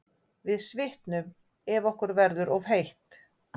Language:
Icelandic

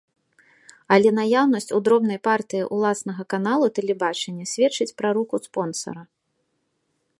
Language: Belarusian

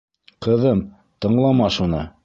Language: Bashkir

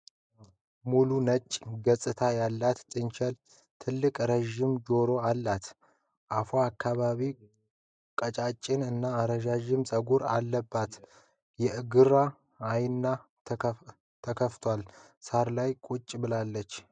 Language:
Amharic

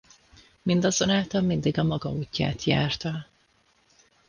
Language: Hungarian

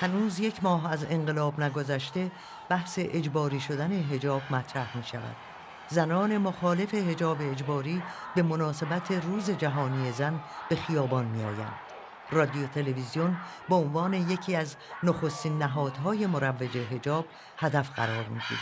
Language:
Persian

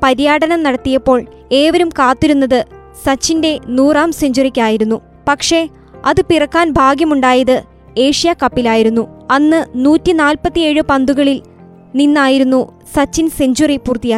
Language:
Malayalam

